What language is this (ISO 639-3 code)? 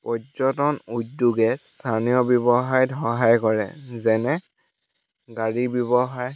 asm